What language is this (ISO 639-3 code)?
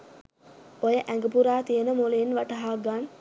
sin